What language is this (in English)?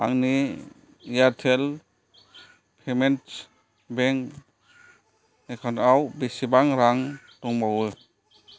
Bodo